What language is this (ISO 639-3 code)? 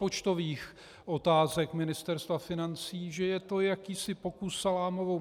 ces